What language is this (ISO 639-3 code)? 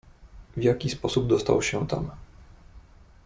pol